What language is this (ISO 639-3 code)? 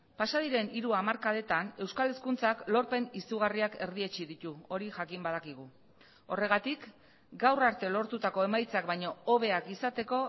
eus